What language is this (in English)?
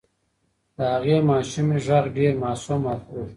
Pashto